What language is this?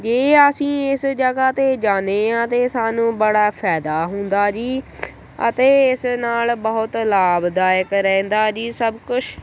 Punjabi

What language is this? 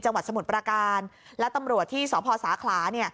Thai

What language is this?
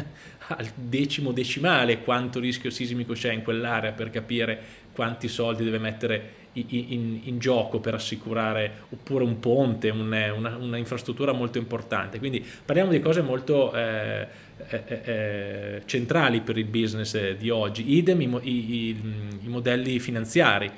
Italian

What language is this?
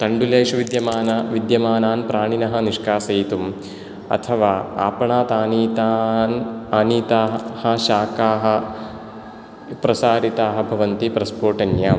Sanskrit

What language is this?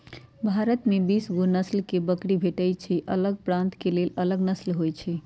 Magahi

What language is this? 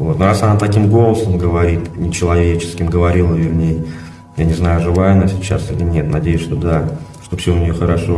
Russian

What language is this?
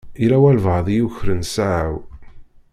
Kabyle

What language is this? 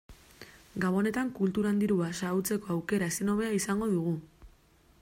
Basque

